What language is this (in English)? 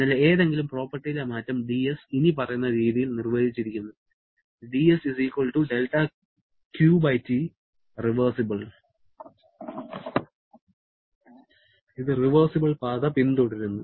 Malayalam